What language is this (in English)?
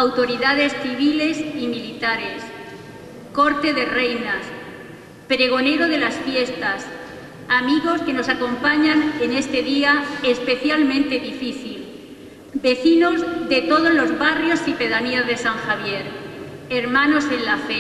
Spanish